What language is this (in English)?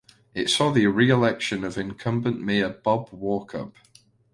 English